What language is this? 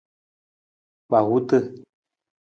Nawdm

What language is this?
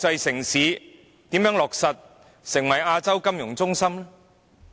Cantonese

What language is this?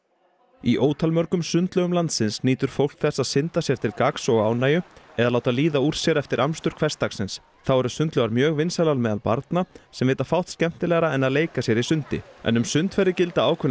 Icelandic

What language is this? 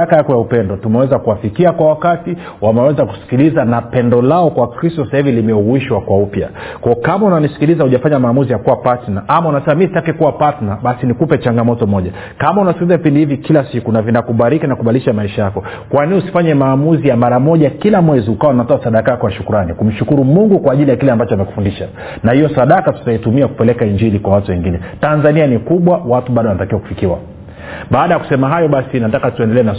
Swahili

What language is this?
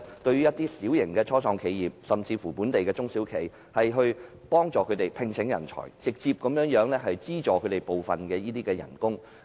Cantonese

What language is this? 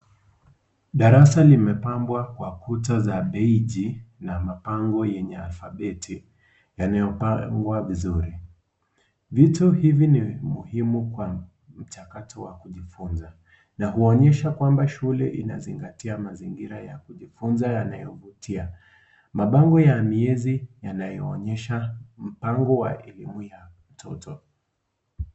Swahili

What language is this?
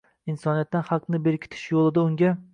Uzbek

